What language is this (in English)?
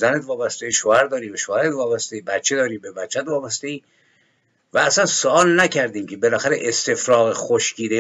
Persian